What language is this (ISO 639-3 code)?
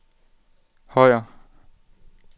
dan